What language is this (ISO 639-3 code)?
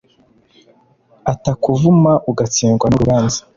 kin